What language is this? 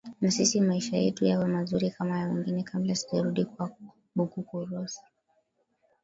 Swahili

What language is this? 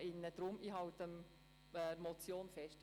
Swiss German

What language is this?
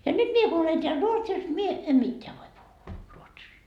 Finnish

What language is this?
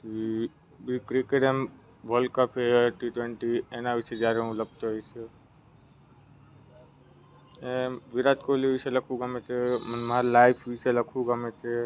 Gujarati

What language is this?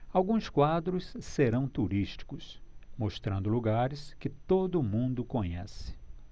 Portuguese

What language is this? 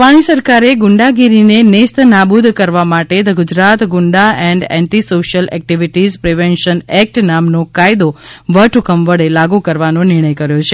Gujarati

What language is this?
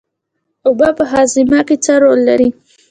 Pashto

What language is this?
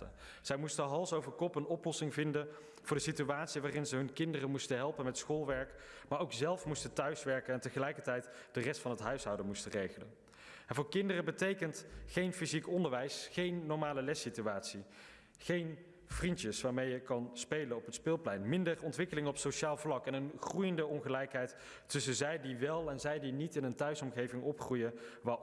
Dutch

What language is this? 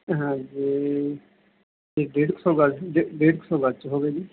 Punjabi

